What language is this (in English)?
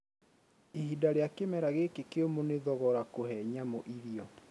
Kikuyu